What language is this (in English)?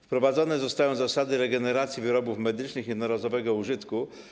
Polish